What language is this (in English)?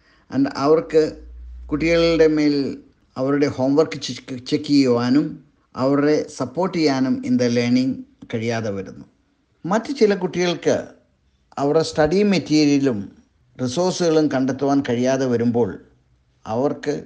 Malayalam